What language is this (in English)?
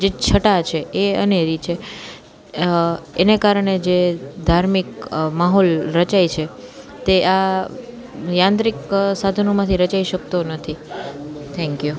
Gujarati